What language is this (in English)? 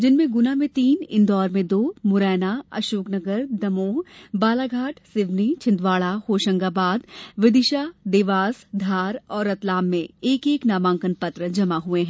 Hindi